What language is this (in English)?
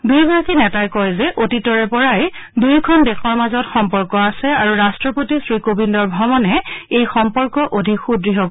Assamese